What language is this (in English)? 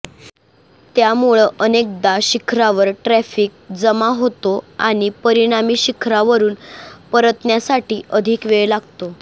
Marathi